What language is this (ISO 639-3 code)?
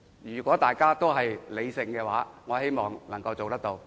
yue